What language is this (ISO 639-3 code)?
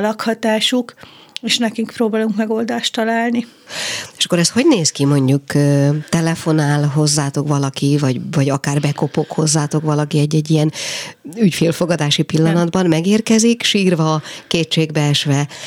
hun